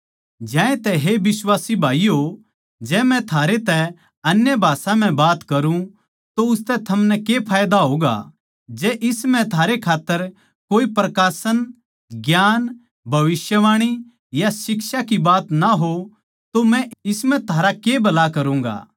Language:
Haryanvi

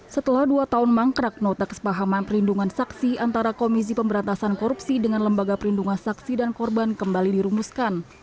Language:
Indonesian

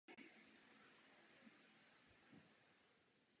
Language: Czech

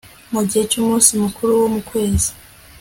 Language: Kinyarwanda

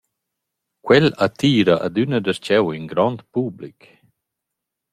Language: Romansh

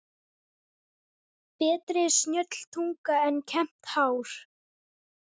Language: Icelandic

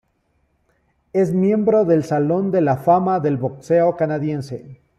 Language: Spanish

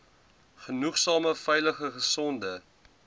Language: Afrikaans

